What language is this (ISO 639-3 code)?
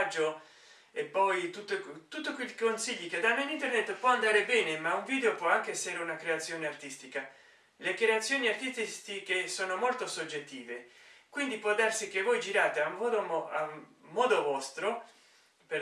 ita